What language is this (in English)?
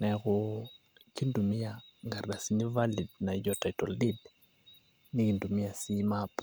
Masai